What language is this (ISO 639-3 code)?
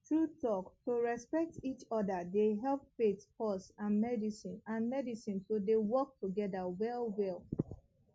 pcm